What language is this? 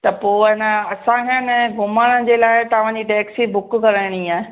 Sindhi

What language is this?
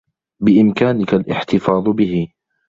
Arabic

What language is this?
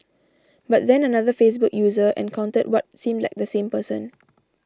English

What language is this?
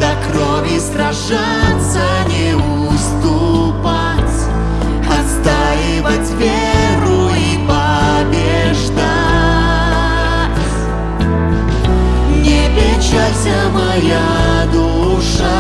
Russian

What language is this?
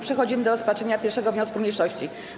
Polish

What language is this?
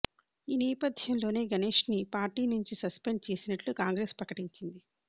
Telugu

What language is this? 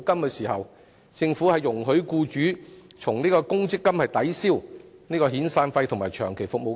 Cantonese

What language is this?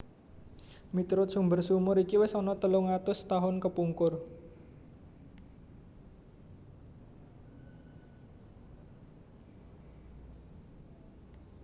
Javanese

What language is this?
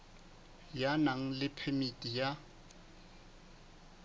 Southern Sotho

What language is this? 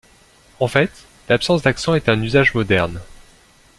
French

